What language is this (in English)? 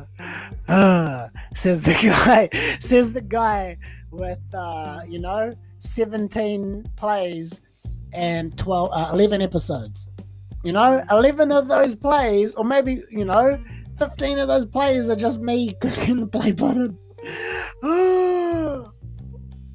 English